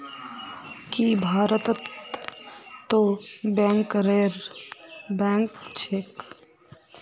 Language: Magahi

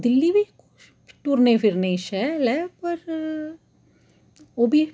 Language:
Dogri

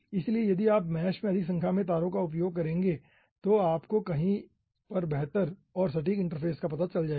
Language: Hindi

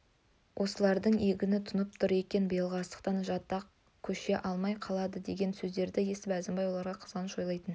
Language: Kazakh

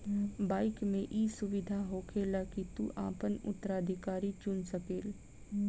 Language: Bhojpuri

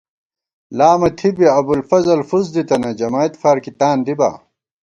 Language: Gawar-Bati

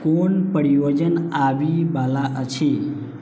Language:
Maithili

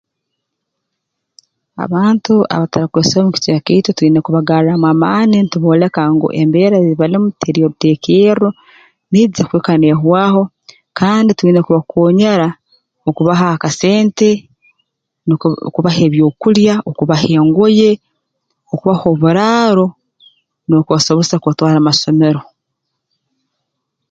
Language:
Tooro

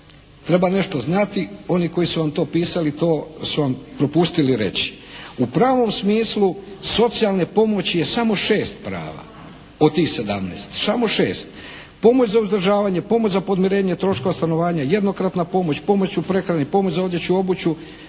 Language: Croatian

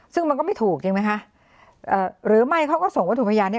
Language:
Thai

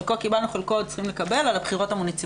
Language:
Hebrew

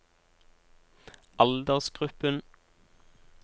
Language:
Norwegian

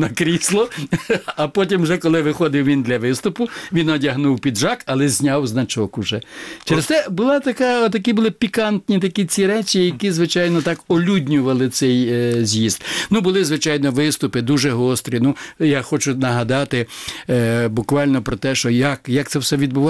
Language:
Ukrainian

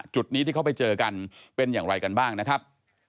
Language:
Thai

